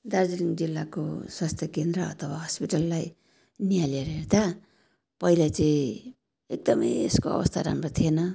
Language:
Nepali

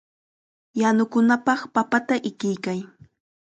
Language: Chiquián Ancash Quechua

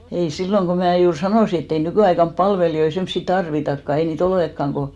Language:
Finnish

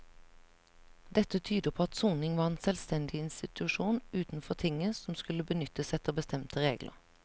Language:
Norwegian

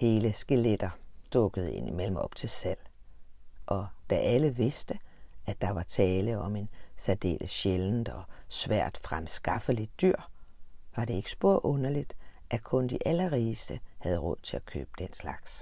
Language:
Danish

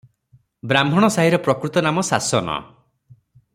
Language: Odia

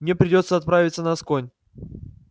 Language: Russian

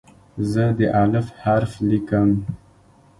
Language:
Pashto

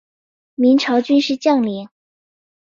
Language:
Chinese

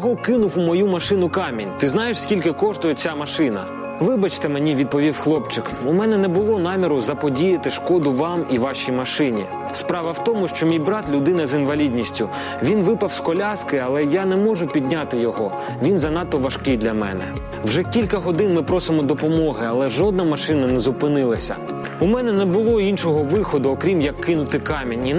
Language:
Ukrainian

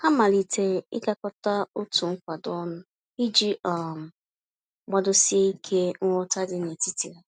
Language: Igbo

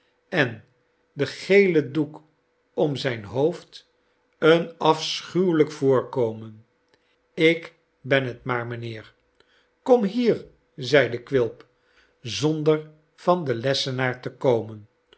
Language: Dutch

